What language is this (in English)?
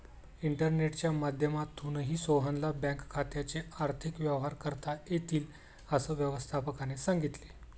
Marathi